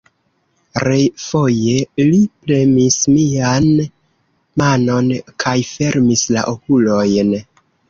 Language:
Esperanto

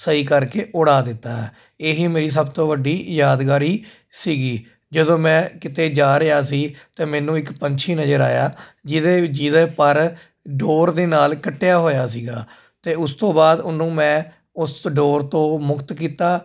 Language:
Punjabi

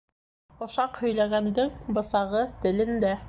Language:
Bashkir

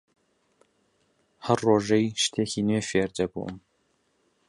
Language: Central Kurdish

